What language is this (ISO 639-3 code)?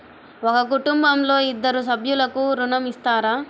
tel